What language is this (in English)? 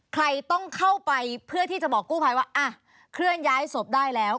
Thai